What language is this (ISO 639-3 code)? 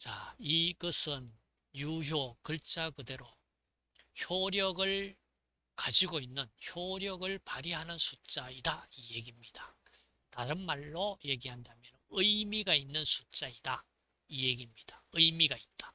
kor